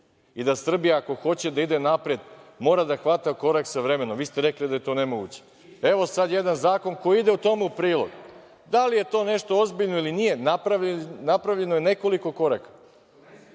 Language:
Serbian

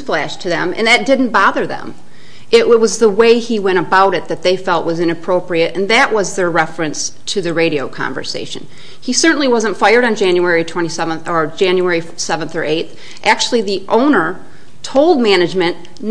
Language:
English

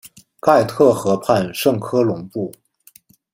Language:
Chinese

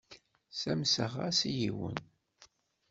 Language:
Kabyle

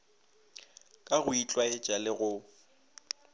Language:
Northern Sotho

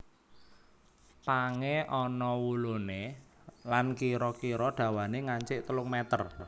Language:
Javanese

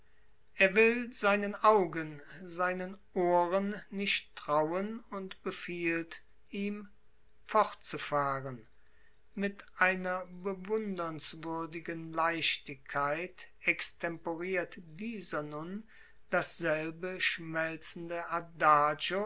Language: German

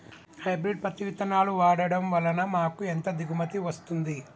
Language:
Telugu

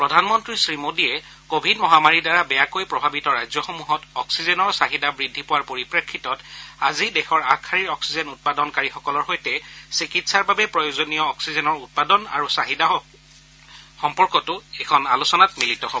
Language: Assamese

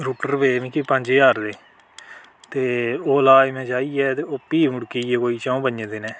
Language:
Dogri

